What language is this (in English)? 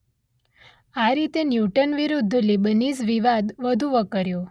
Gujarati